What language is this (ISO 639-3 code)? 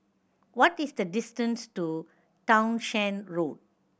eng